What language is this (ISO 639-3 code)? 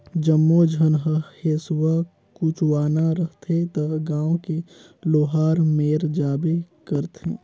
hne